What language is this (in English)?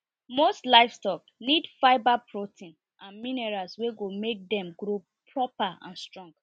Nigerian Pidgin